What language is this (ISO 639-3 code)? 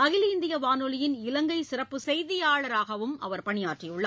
tam